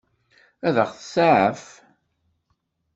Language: Kabyle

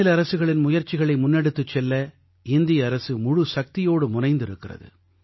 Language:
Tamil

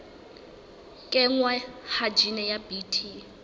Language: Southern Sotho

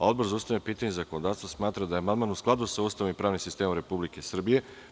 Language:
Serbian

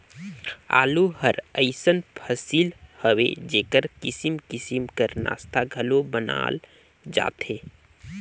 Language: Chhattisgarhi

